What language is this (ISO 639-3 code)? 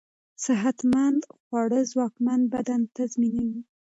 pus